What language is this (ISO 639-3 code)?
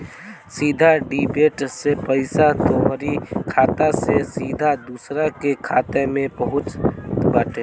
bho